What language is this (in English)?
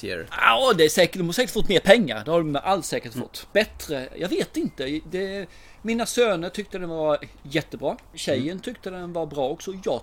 Swedish